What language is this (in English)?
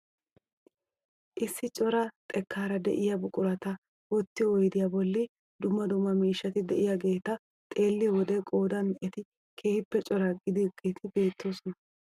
Wolaytta